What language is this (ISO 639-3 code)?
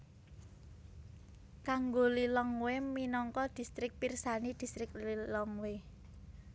jav